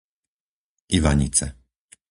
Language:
Slovak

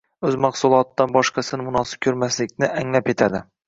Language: Uzbek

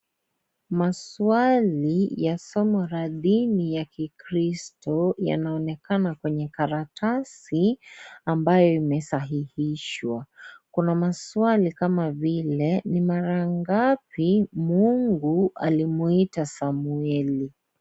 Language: Swahili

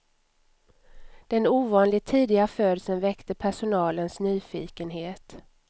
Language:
Swedish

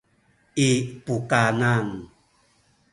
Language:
Sakizaya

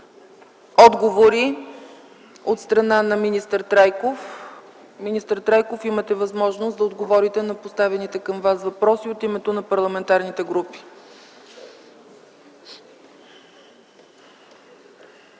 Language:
Bulgarian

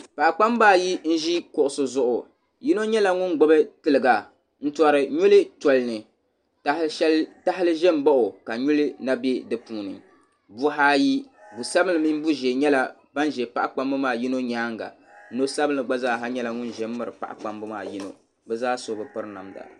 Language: Dagbani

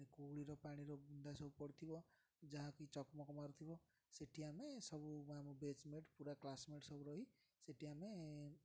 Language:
Odia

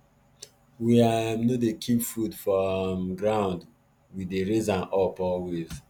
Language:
Nigerian Pidgin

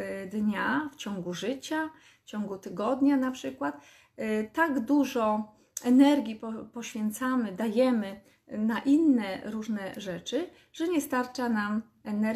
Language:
Polish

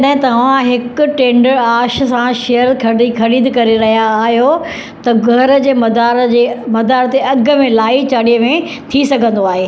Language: Sindhi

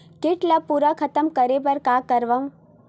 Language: Chhattisgarhi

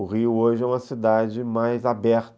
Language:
Portuguese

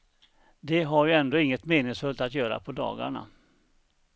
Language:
Swedish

